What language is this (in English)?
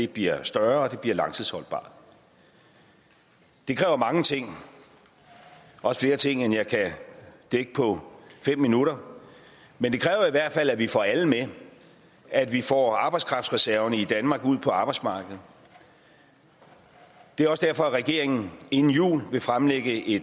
Danish